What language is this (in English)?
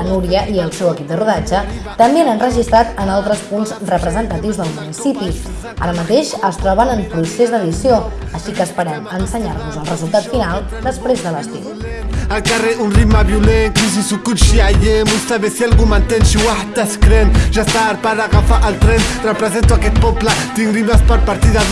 Catalan